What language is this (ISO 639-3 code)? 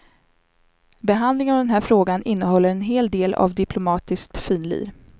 swe